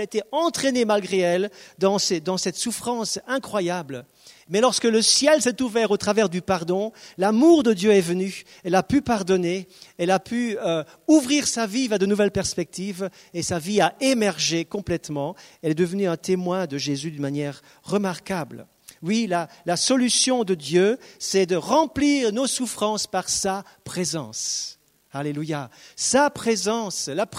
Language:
French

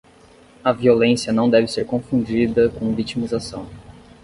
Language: Portuguese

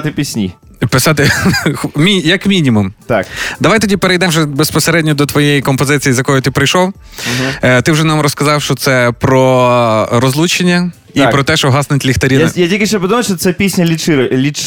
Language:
Ukrainian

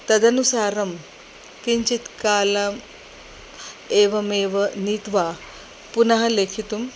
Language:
Sanskrit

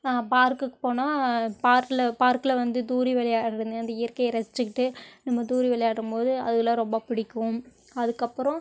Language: Tamil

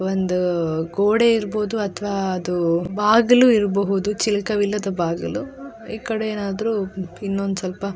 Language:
Kannada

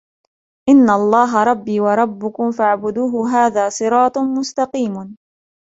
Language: Arabic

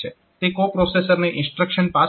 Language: Gujarati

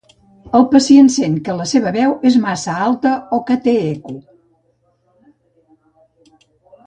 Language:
Catalan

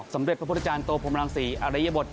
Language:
Thai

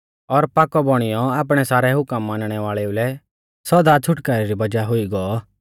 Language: Mahasu Pahari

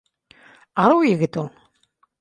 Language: Bashkir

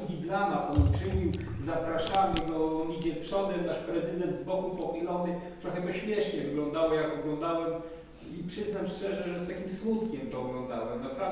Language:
Polish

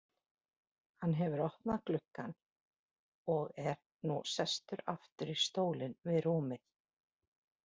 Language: Icelandic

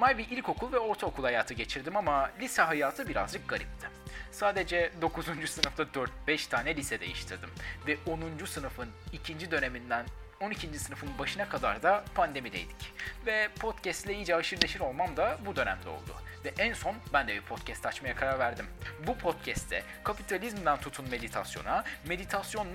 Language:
Turkish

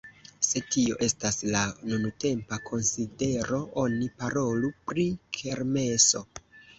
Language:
Esperanto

